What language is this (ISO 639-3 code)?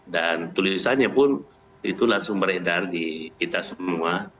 ind